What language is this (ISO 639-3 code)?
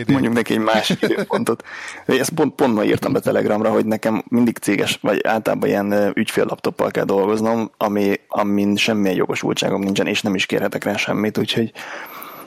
hun